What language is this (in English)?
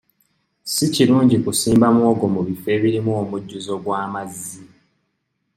Ganda